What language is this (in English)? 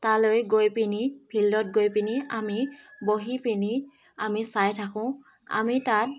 Assamese